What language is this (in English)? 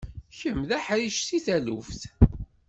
Kabyle